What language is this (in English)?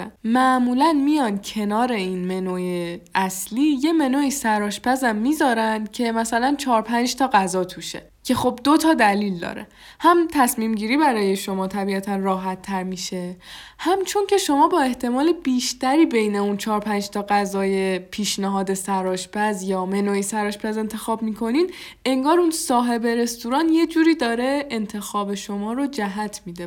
Persian